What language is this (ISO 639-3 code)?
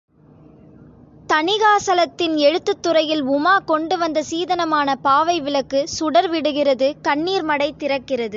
tam